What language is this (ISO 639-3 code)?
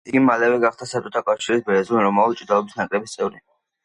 kat